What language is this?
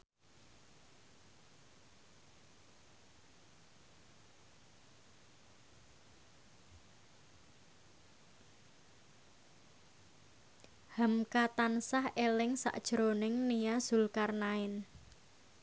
Javanese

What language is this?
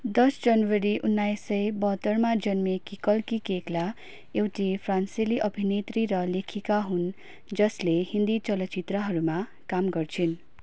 Nepali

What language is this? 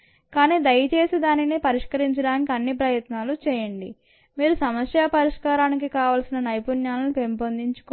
Telugu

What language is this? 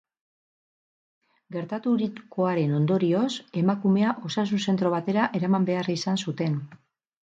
Basque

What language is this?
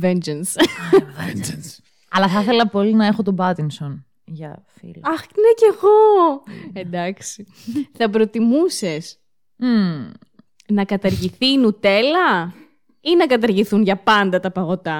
Greek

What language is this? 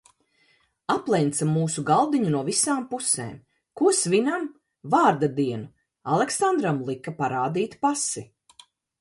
Latvian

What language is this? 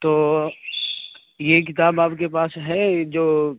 Urdu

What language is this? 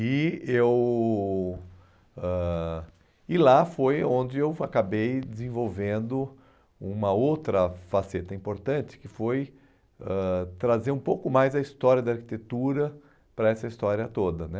Portuguese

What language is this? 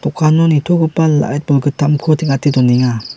Garo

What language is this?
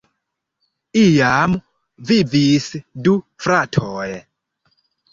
Esperanto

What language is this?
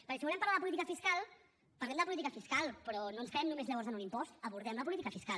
Catalan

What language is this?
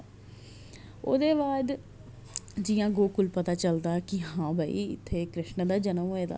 Dogri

